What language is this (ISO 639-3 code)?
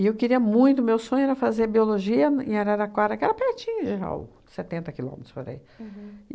por